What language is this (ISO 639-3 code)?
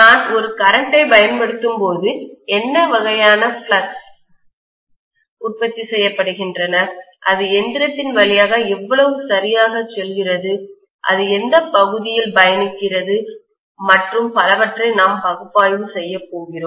tam